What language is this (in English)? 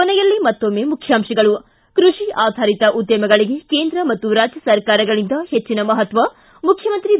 Kannada